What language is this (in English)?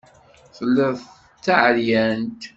Kabyle